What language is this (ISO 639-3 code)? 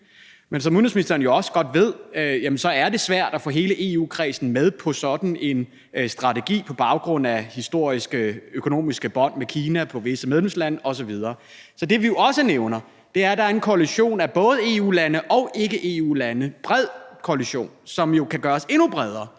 dan